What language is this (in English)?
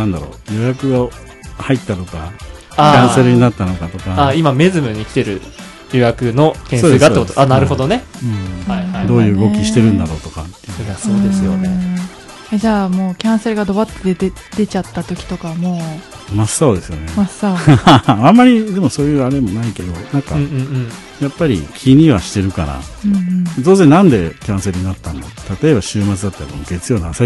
Japanese